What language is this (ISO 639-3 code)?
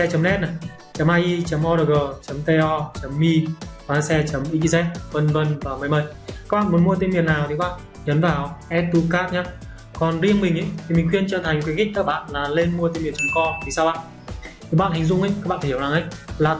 vie